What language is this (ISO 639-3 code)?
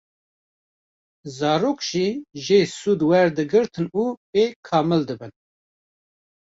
kur